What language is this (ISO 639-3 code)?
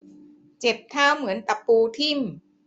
tha